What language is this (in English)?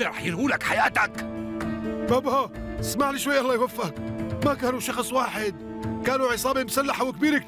Arabic